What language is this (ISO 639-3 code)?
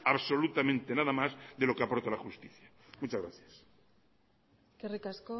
spa